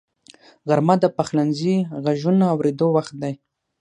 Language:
Pashto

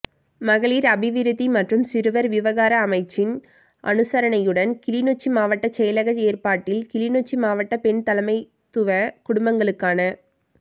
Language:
Tamil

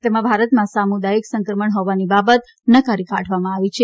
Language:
Gujarati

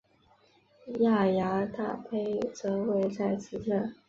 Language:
Chinese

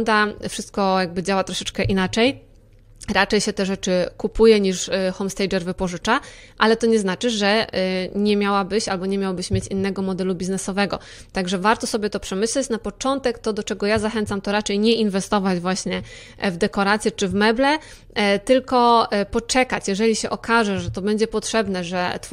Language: Polish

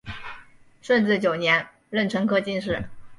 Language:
Chinese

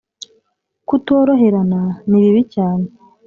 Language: Kinyarwanda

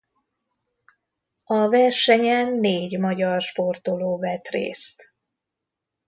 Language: Hungarian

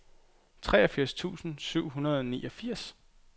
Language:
Danish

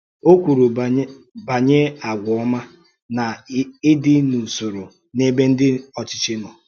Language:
Igbo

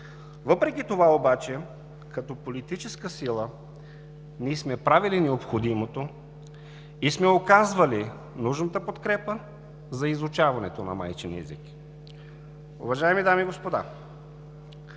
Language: Bulgarian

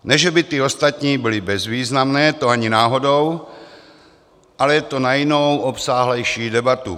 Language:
Czech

